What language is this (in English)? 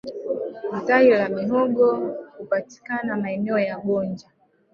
Swahili